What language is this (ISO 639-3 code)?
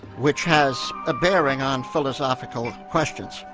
eng